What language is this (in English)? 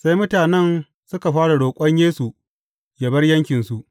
Hausa